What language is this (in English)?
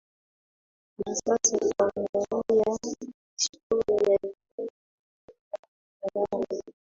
Swahili